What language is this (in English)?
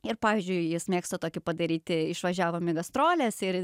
Lithuanian